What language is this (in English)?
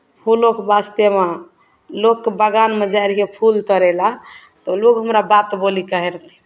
Maithili